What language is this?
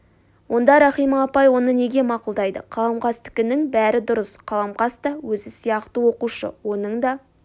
Kazakh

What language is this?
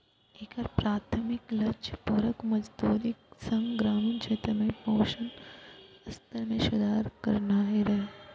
Maithili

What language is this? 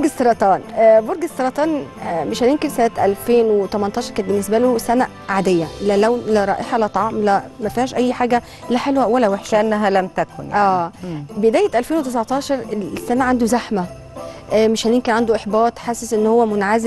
Arabic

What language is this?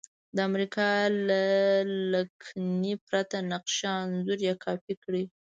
Pashto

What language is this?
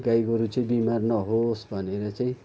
Nepali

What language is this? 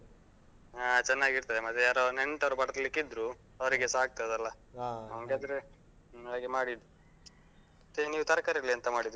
Kannada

